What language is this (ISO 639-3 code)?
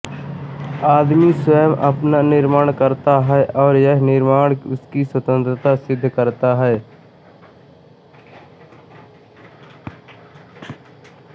hin